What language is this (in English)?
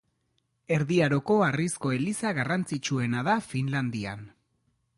Basque